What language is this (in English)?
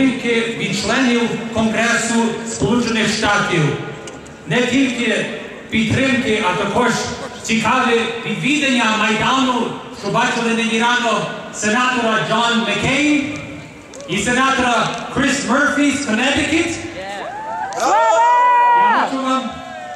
Romanian